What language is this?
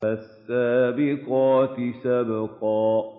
Arabic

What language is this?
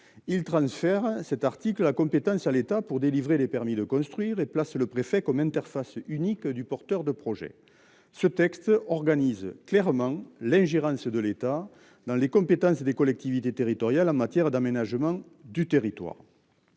French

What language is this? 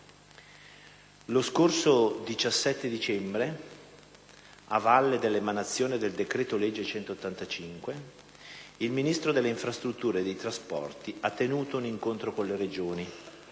Italian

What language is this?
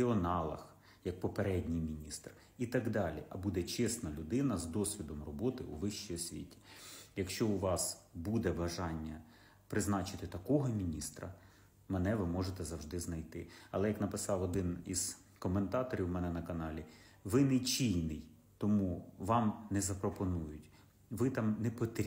Ukrainian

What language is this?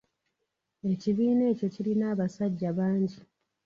Ganda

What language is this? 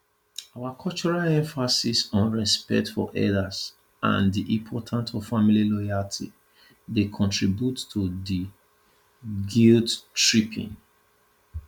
Nigerian Pidgin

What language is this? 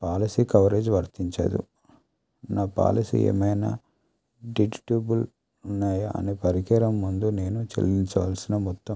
Telugu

